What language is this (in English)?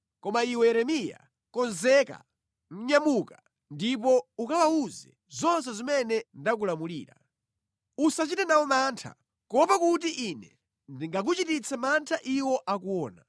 Nyanja